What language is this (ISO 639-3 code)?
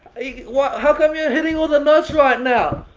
eng